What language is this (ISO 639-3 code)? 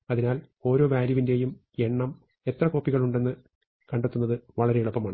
mal